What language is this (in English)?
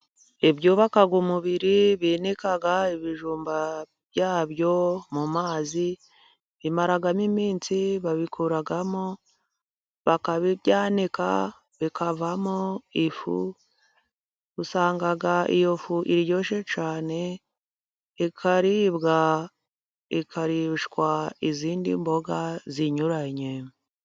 Kinyarwanda